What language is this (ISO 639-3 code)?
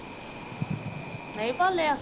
pan